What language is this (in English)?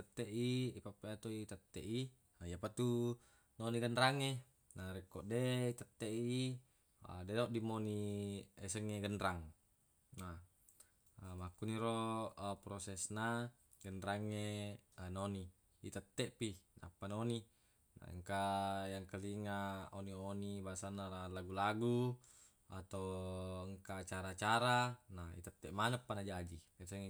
Buginese